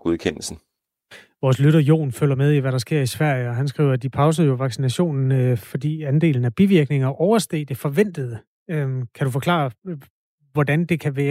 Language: Danish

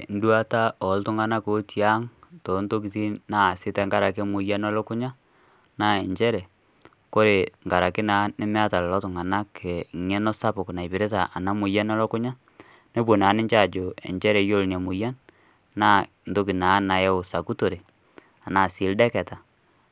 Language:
Masai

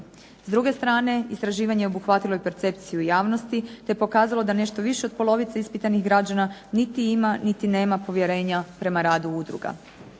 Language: Croatian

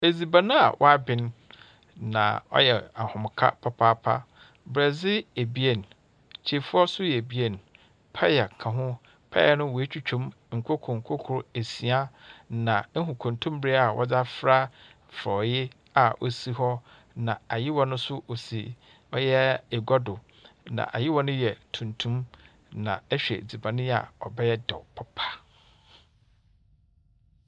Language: Akan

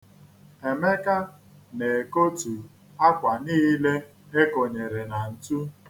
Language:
Igbo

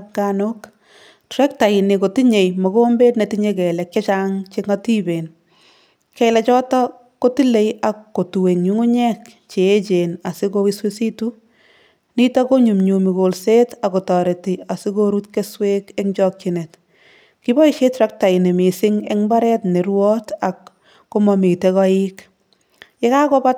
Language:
Kalenjin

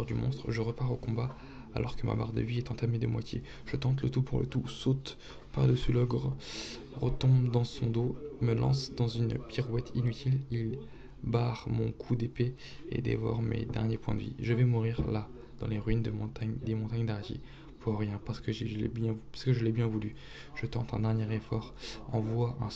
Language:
French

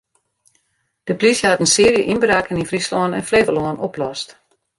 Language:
Western Frisian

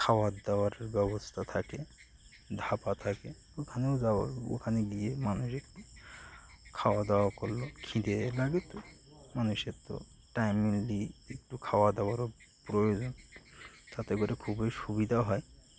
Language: Bangla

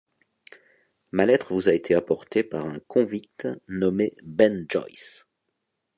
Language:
French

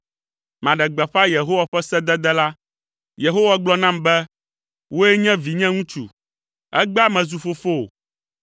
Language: Ewe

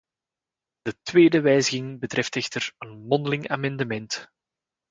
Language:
Dutch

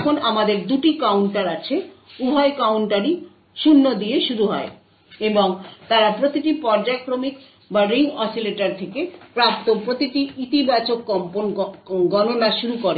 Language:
Bangla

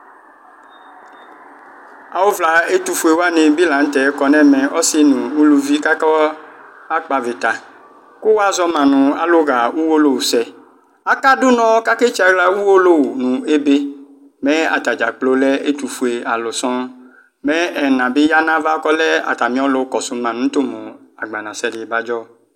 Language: Ikposo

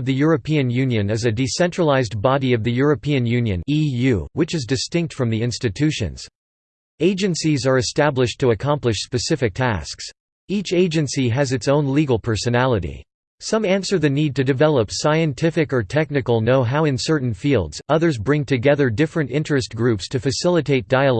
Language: English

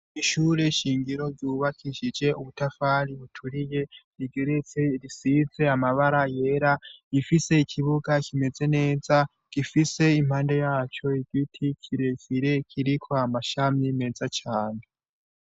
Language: Rundi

